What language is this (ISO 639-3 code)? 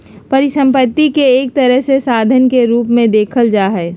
mag